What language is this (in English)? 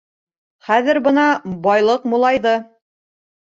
Bashkir